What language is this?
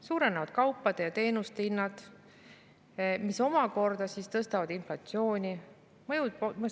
Estonian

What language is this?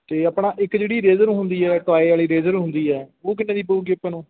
Punjabi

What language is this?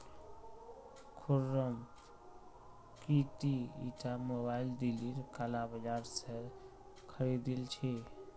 Magahi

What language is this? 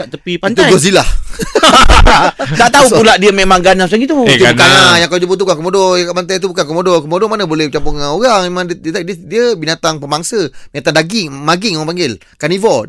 Malay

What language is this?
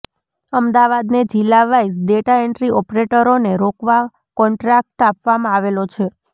Gujarati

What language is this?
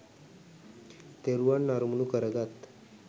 Sinhala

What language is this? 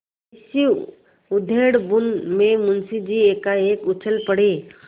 Hindi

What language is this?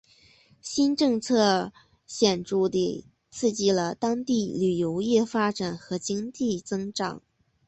Chinese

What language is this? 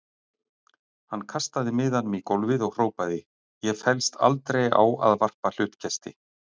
Icelandic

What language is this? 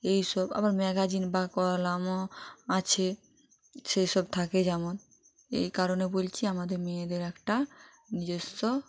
Bangla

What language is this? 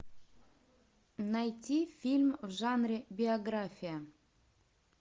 Russian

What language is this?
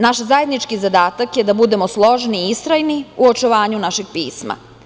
Serbian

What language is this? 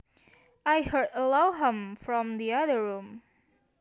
Javanese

